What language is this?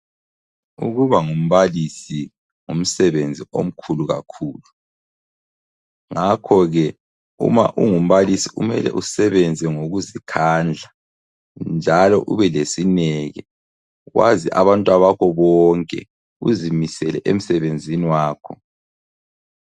North Ndebele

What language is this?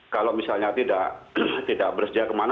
Indonesian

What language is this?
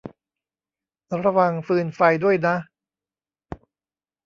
Thai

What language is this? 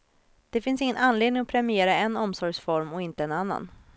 Swedish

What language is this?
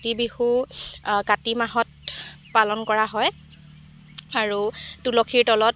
Assamese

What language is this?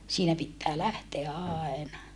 Finnish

